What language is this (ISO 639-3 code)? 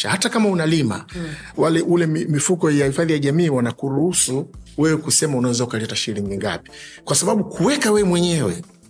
swa